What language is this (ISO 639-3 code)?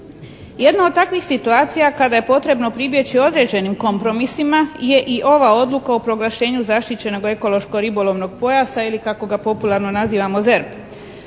hrv